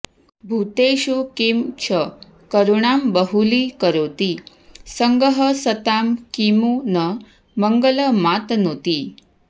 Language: Sanskrit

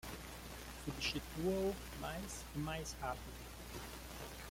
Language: Portuguese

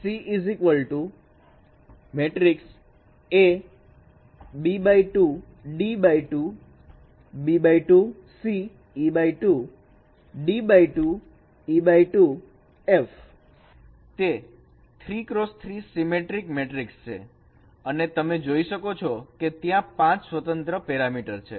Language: Gujarati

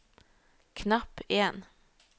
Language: Norwegian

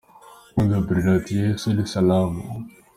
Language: Kinyarwanda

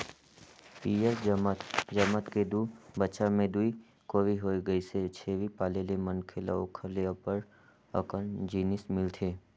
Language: Chhattisgarhi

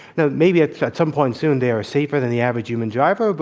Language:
English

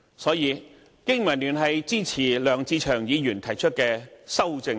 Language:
Cantonese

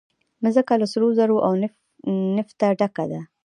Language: Pashto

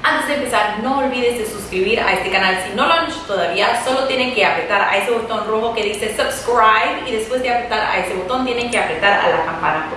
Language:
Spanish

